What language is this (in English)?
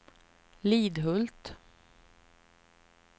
Swedish